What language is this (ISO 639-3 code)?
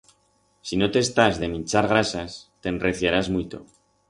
arg